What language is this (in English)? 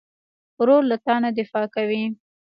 Pashto